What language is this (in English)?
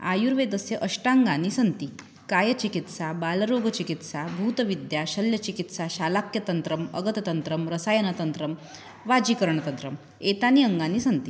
Sanskrit